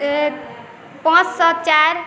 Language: Maithili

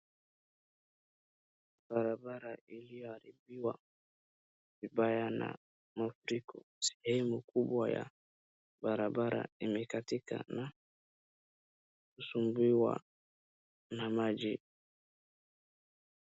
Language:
Swahili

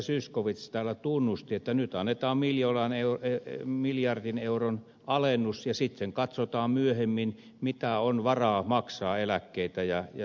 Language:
Finnish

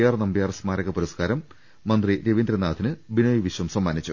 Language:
Malayalam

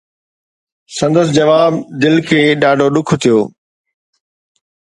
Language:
Sindhi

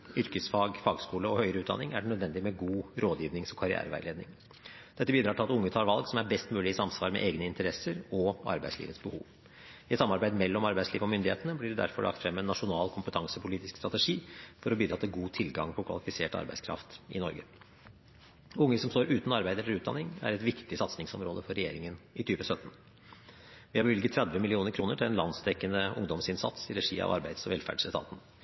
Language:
Norwegian Bokmål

